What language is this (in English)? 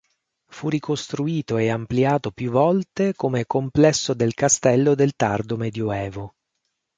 Italian